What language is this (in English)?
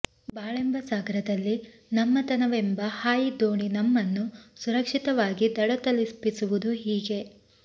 Kannada